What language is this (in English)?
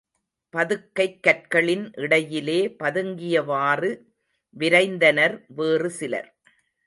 Tamil